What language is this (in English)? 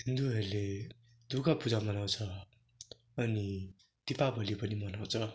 Nepali